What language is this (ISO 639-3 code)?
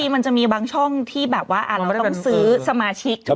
tha